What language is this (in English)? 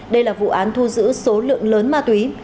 Vietnamese